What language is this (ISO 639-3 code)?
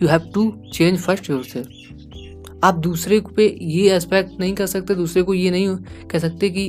hin